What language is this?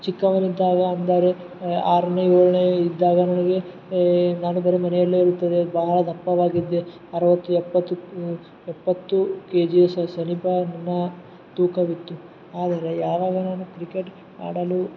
Kannada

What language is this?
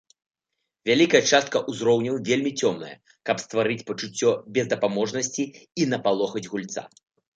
Belarusian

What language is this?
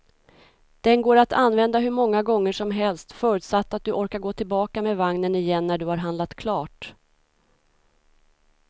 Swedish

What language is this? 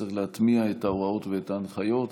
Hebrew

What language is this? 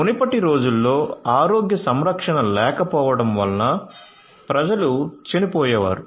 Telugu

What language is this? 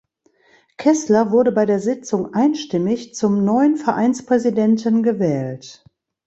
German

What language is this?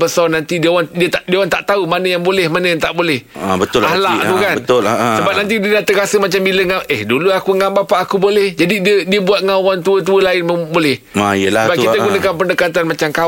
Malay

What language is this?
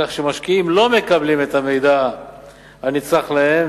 Hebrew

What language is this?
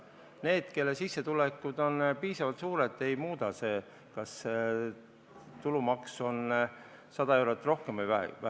Estonian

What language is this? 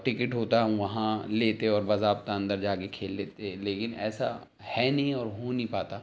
Urdu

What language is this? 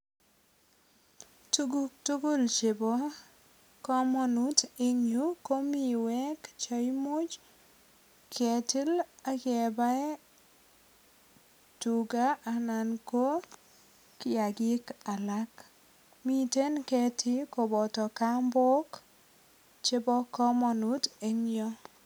Kalenjin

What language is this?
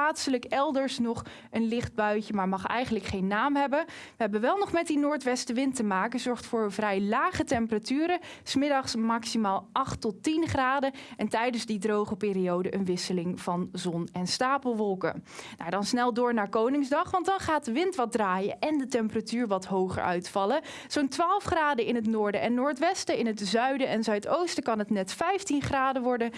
Dutch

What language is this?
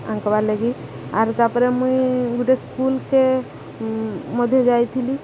Odia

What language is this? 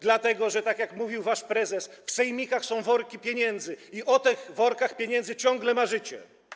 Polish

